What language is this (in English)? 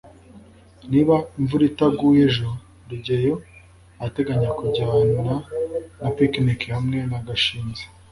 Kinyarwanda